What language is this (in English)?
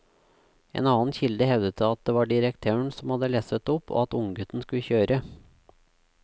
Norwegian